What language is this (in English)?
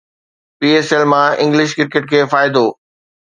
Sindhi